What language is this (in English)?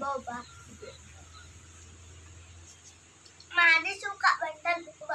Indonesian